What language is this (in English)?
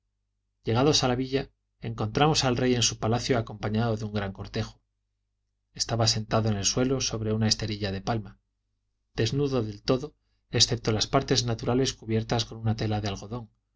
Spanish